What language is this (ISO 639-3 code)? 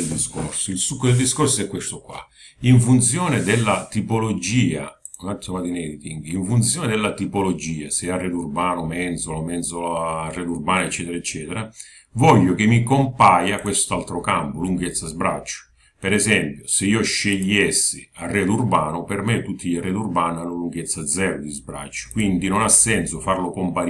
ita